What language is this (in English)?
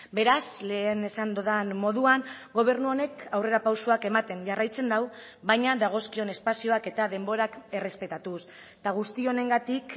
Basque